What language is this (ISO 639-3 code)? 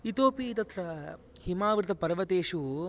san